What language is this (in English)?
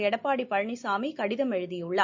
Tamil